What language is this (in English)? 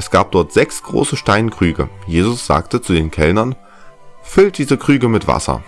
German